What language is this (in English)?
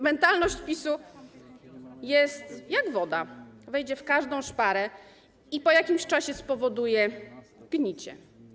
Polish